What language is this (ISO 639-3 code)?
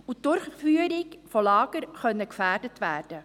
gsw